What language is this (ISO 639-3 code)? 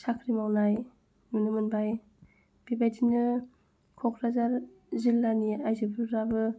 brx